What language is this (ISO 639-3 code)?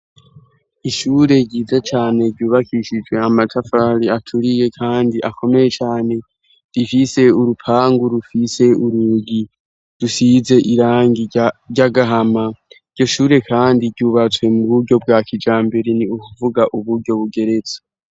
run